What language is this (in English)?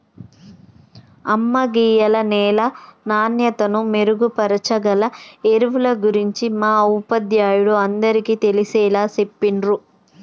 Telugu